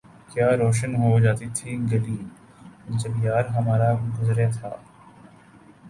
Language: Urdu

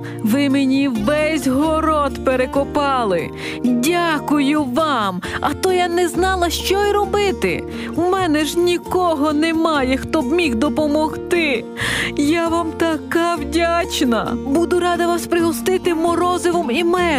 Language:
Ukrainian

